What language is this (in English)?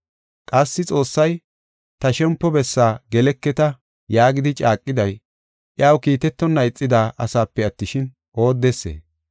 Gofa